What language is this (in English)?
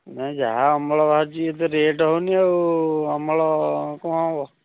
Odia